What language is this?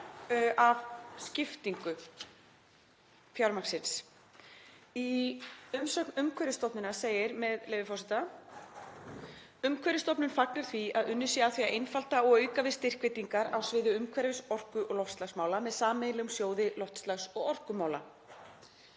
Icelandic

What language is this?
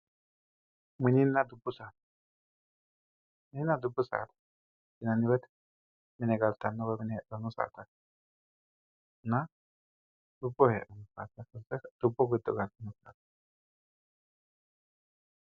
Sidamo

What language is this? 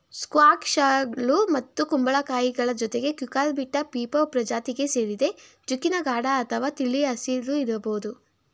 Kannada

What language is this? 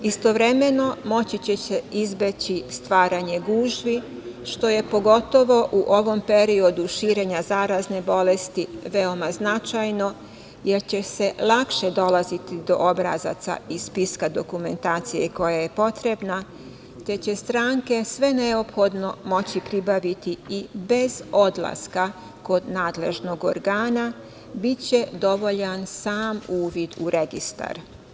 Serbian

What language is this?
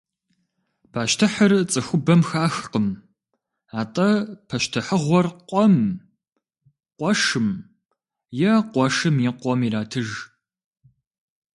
Kabardian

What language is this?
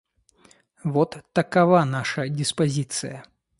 Russian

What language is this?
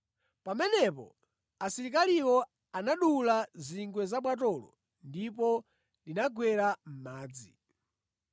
Nyanja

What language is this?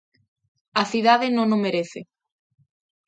Galician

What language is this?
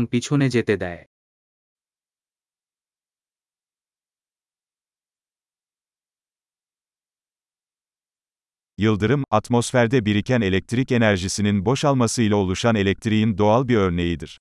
Turkish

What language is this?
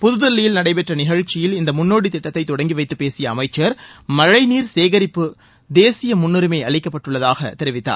Tamil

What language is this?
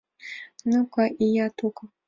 Mari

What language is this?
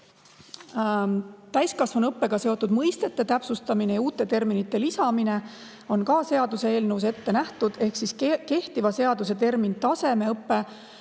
Estonian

